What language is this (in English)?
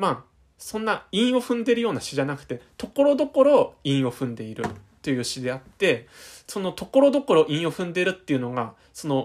Japanese